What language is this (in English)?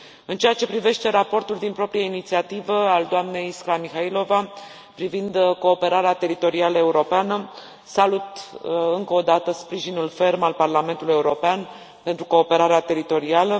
Romanian